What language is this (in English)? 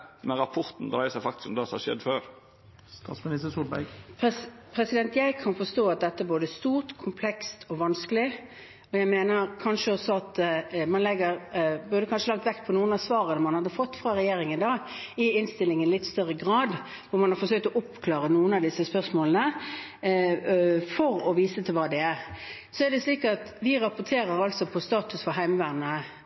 Norwegian